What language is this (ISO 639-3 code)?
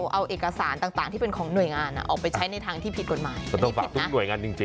tha